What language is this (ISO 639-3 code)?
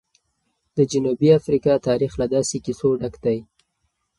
pus